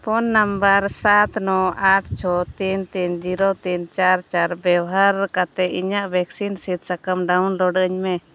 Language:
Santali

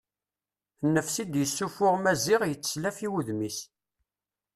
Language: Kabyle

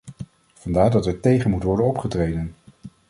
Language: Dutch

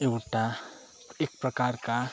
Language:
Nepali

